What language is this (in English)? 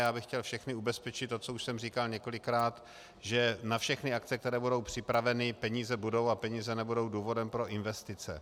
Czech